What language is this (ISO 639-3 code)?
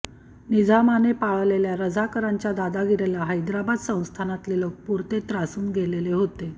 mar